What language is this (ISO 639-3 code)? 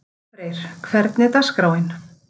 isl